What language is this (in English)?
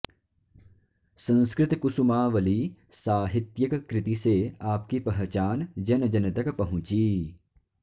Sanskrit